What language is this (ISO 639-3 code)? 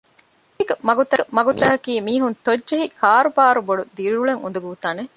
div